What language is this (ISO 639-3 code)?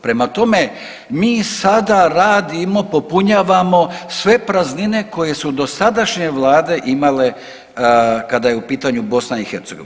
hrv